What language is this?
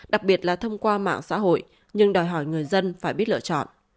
Vietnamese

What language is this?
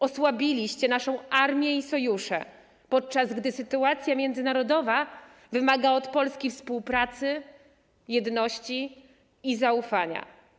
Polish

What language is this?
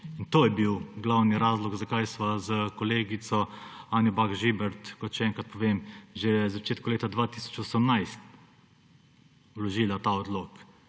Slovenian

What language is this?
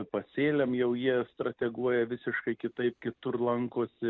Lithuanian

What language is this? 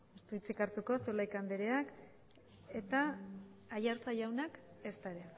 Basque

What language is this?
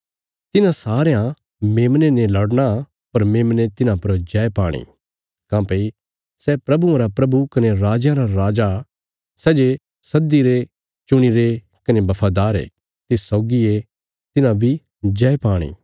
Bilaspuri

